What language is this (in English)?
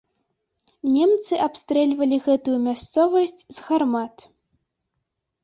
Belarusian